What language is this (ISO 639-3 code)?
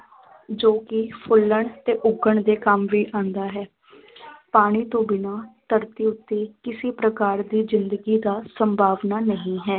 pan